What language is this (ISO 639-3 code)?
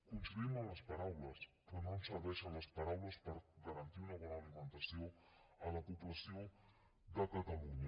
cat